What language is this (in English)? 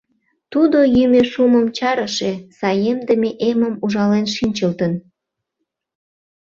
Mari